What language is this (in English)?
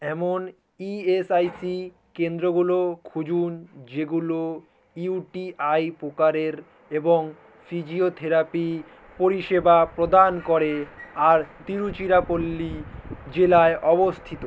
Bangla